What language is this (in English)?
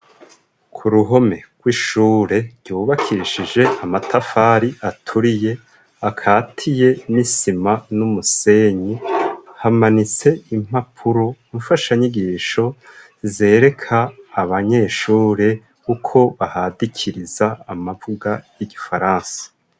Rundi